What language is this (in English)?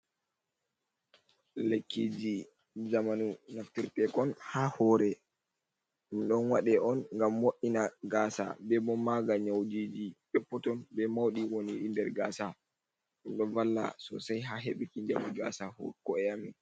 Fula